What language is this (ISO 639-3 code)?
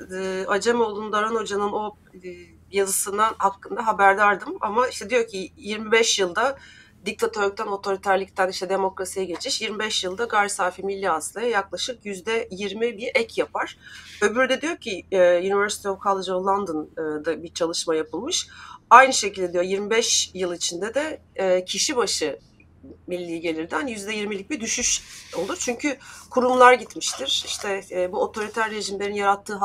tur